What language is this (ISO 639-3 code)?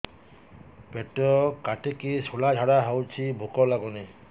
ori